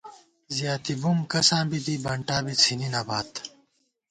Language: Gawar-Bati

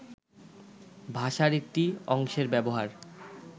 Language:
Bangla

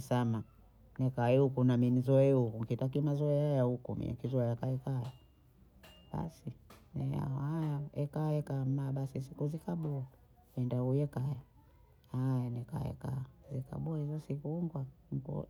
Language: Bondei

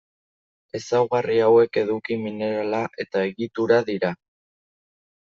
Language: Basque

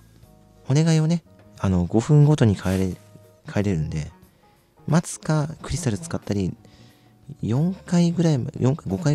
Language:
Japanese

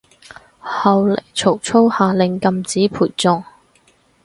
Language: Cantonese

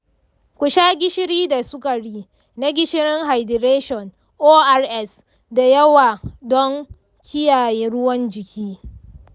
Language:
Hausa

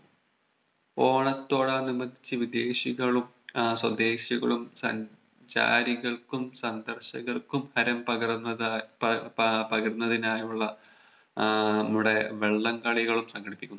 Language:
Malayalam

